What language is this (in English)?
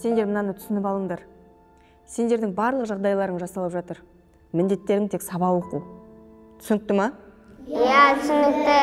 Kazakh